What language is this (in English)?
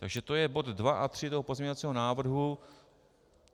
Czech